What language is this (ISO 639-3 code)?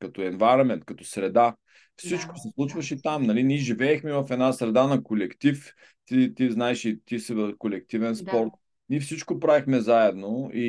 bul